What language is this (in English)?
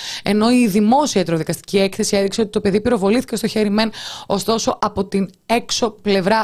Greek